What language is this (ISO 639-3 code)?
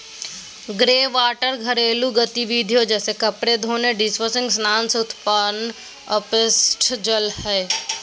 mag